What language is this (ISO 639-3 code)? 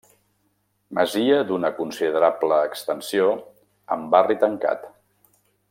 cat